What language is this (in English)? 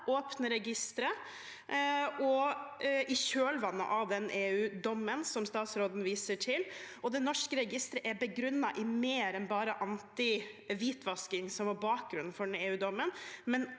Norwegian